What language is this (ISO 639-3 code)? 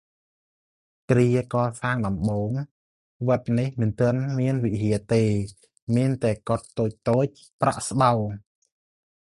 khm